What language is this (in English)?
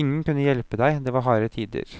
Norwegian